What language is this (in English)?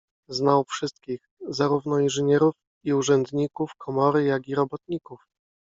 Polish